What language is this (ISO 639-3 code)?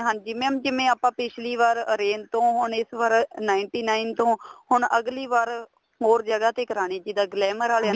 pan